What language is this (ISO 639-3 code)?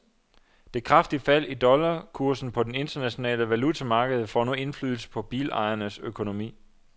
dan